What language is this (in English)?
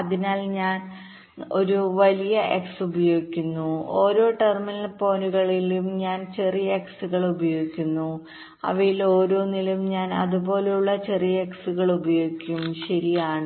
Malayalam